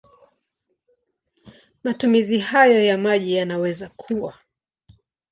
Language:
Swahili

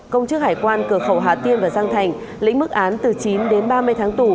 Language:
Vietnamese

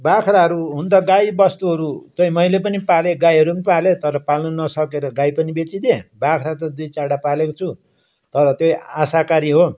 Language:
Nepali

